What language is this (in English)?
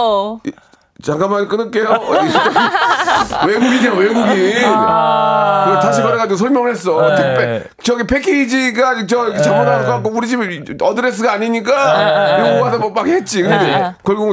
Korean